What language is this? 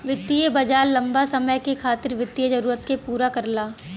Bhojpuri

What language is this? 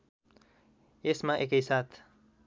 Nepali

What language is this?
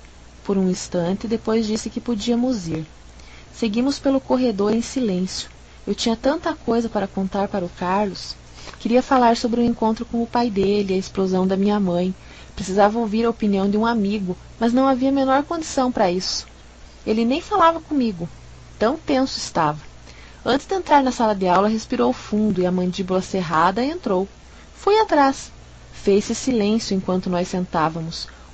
Portuguese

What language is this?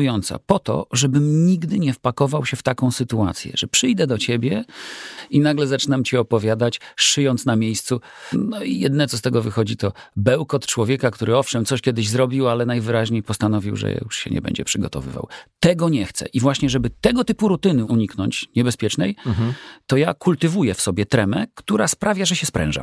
Polish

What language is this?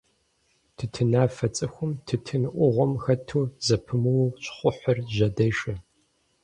Kabardian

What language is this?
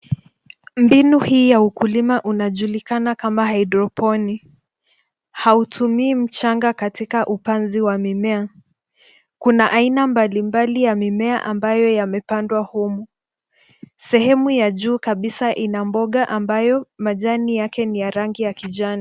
Swahili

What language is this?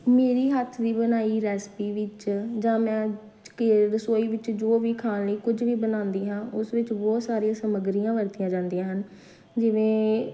Punjabi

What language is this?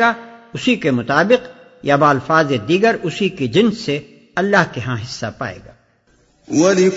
Urdu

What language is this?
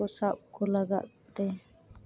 Santali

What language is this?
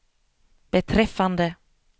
Swedish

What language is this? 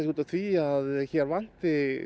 Icelandic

